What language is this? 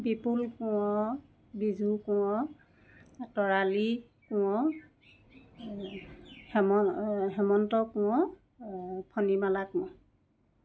Assamese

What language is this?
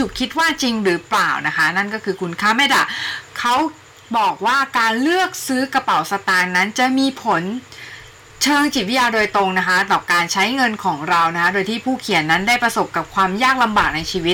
Thai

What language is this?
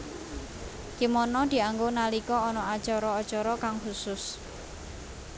Javanese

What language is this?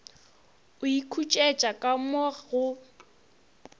Northern Sotho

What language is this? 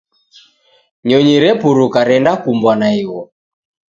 Taita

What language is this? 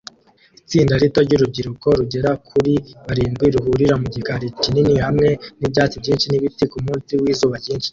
Kinyarwanda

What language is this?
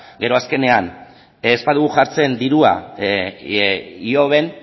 Basque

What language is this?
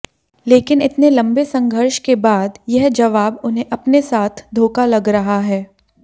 Hindi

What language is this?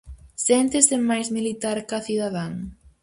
Galician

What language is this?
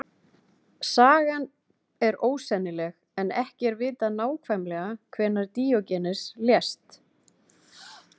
Icelandic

